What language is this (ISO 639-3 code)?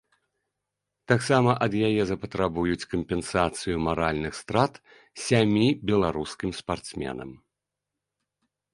bel